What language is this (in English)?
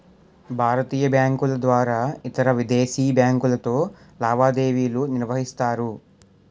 Telugu